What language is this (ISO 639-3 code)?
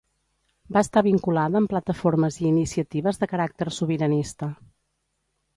cat